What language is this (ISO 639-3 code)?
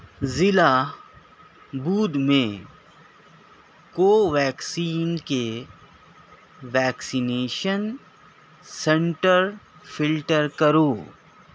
urd